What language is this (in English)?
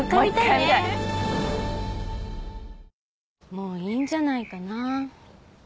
Japanese